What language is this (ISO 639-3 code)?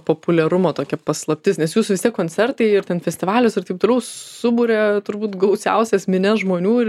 lit